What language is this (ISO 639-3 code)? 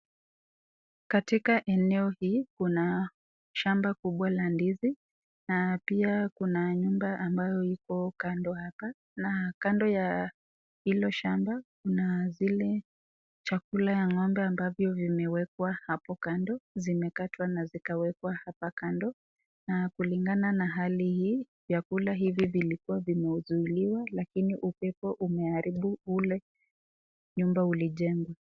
swa